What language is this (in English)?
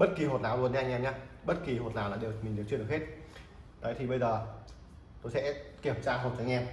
Vietnamese